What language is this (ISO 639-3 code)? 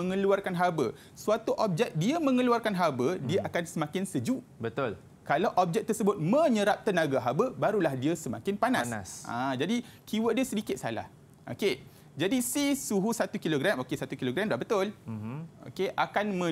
msa